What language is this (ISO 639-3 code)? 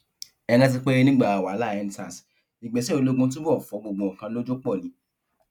yor